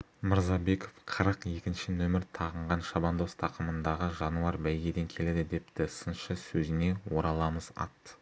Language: Kazakh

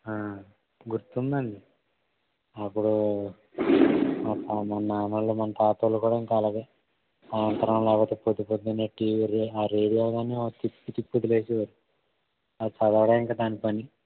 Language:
Telugu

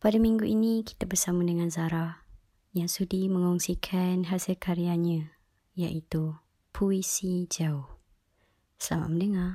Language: Malay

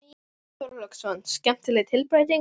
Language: Icelandic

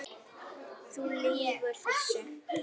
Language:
Icelandic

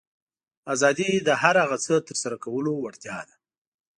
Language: Pashto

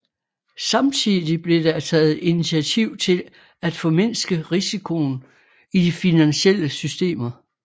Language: Danish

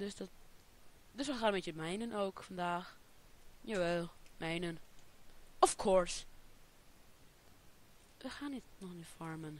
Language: Dutch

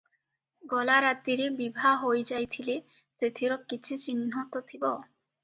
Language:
Odia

